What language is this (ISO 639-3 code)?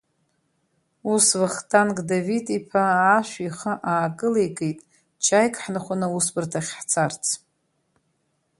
abk